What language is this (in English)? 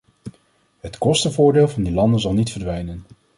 Dutch